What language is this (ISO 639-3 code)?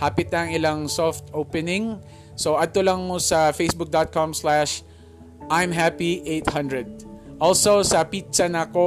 fil